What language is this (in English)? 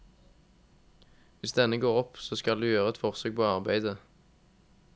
Norwegian